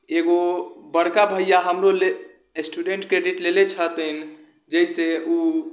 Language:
Maithili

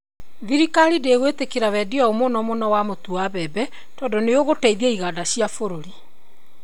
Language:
Kikuyu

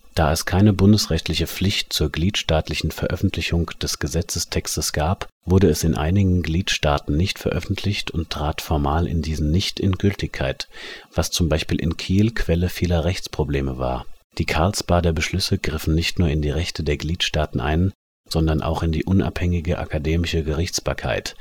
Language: German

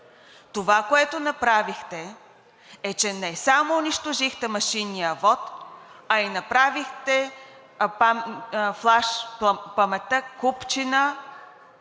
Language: Bulgarian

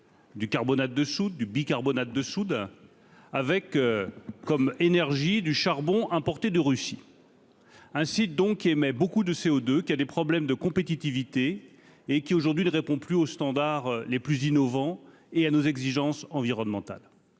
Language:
French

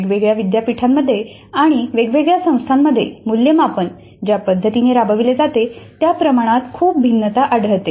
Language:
Marathi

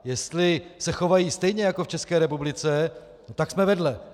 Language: Czech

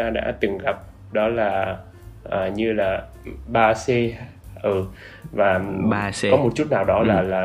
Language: Vietnamese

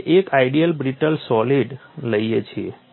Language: Gujarati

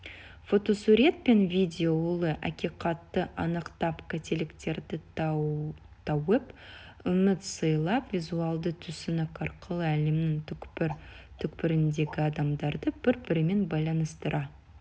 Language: Kazakh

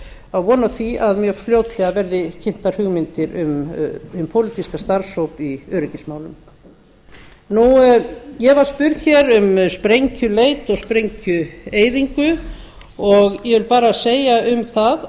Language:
Icelandic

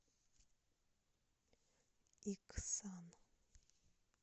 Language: Russian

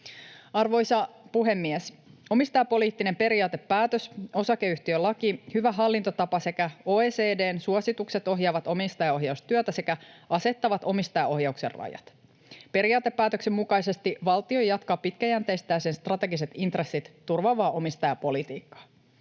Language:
Finnish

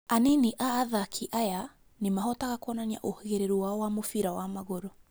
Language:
Kikuyu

